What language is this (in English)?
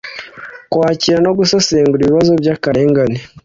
Kinyarwanda